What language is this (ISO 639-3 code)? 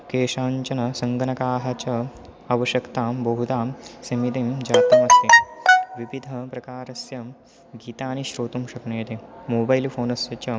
san